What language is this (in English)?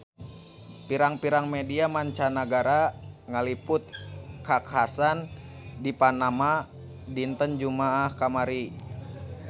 Sundanese